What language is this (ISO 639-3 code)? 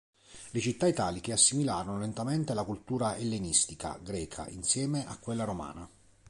ita